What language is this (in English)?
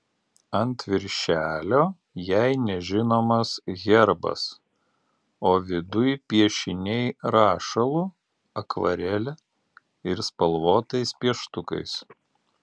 Lithuanian